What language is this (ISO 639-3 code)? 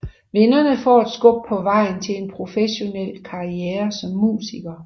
dan